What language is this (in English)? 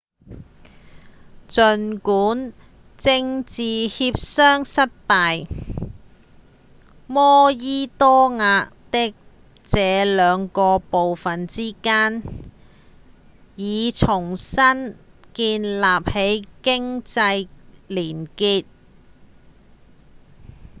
Cantonese